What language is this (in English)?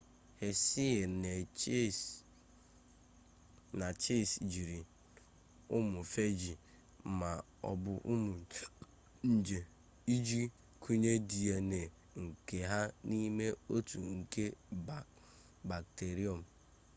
Igbo